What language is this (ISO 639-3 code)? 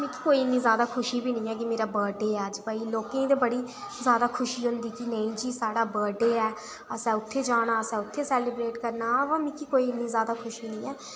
doi